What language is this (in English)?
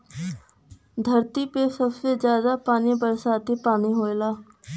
Bhojpuri